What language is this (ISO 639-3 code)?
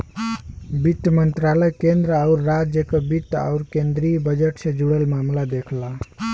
bho